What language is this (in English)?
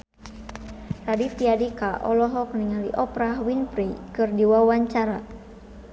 Sundanese